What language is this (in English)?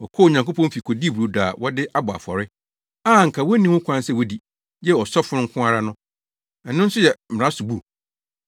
Akan